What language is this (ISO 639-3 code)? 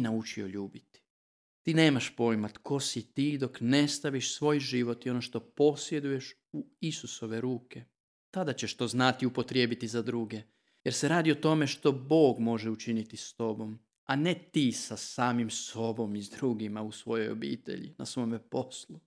hrv